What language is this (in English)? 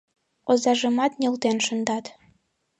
Mari